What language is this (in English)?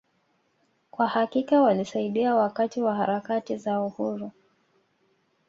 Swahili